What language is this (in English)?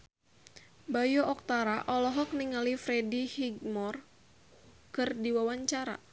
Sundanese